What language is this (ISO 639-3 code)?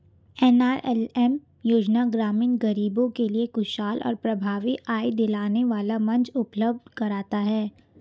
hin